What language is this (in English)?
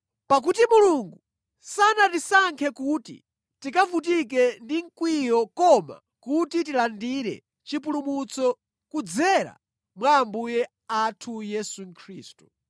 Nyanja